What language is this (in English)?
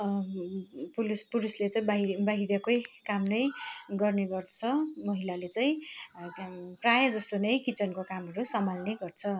Nepali